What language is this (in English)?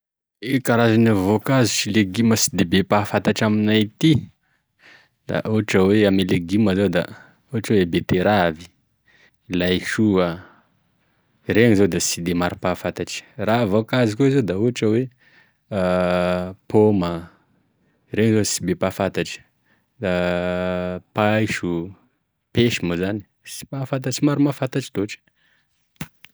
Tesaka Malagasy